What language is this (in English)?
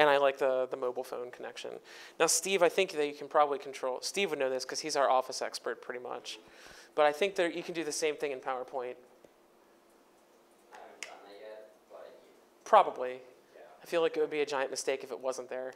English